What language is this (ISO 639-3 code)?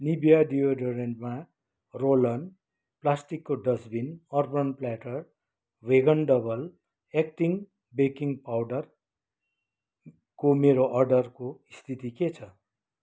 nep